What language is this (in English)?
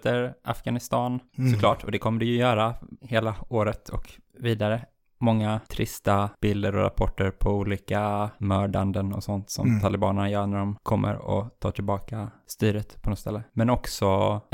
Swedish